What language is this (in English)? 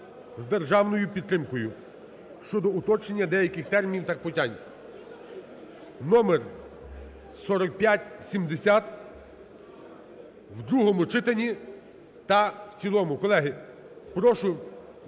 Ukrainian